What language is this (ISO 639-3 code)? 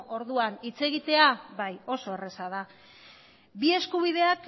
eus